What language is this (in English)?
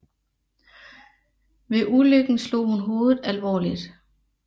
Danish